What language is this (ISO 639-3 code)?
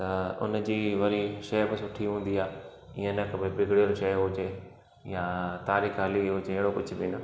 snd